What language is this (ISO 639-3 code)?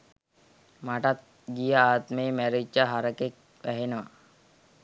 sin